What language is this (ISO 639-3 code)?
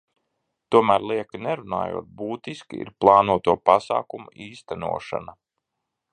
lav